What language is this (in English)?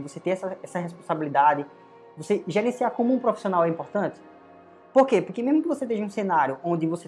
Portuguese